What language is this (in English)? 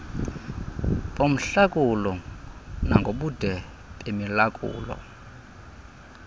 Xhosa